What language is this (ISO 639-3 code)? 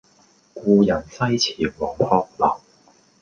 yue